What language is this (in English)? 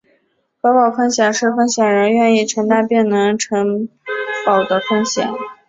Chinese